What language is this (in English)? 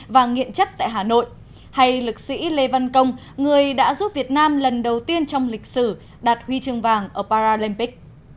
Vietnamese